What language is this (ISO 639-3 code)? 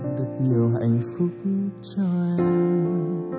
vie